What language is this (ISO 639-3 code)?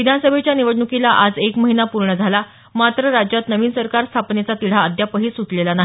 mar